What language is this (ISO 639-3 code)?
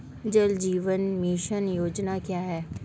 hin